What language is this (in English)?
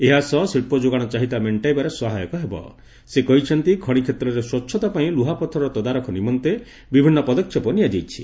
Odia